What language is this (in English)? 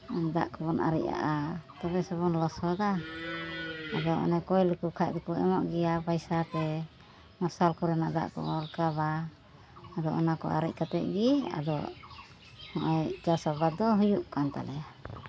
Santali